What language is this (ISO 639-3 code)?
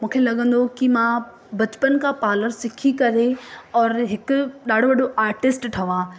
snd